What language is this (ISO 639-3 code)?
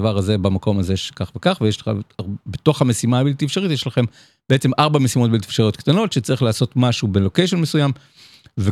heb